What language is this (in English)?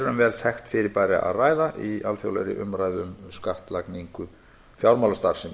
Icelandic